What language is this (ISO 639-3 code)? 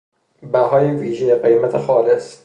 fas